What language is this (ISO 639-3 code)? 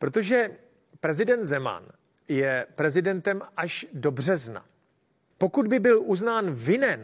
ces